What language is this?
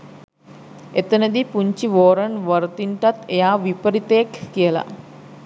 Sinhala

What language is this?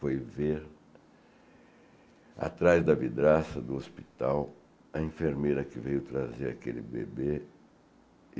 Portuguese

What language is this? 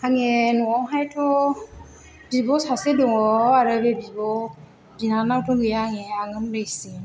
Bodo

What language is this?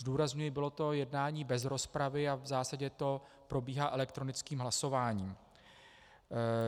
Czech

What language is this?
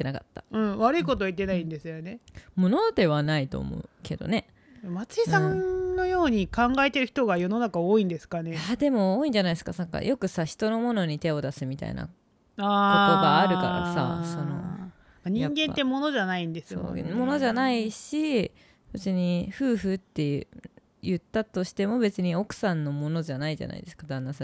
Japanese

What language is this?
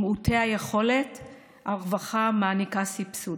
Hebrew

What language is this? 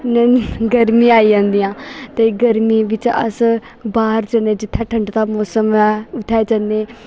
Dogri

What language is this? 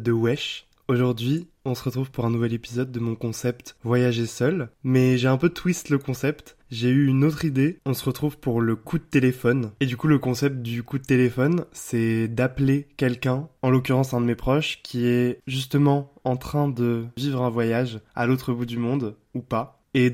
French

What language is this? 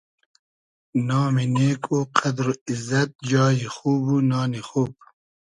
Hazaragi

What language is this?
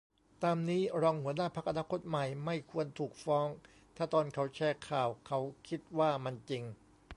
Thai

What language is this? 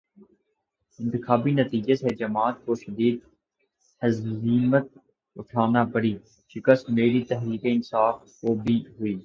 Urdu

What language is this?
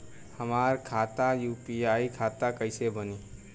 Bhojpuri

